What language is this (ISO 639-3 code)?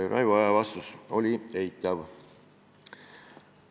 est